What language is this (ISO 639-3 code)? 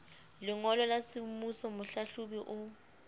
sot